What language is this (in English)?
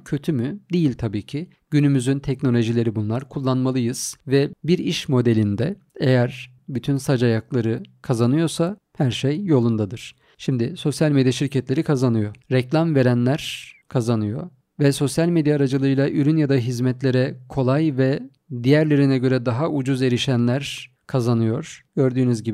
Turkish